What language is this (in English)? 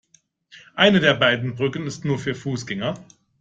German